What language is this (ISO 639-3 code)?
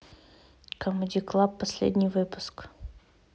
rus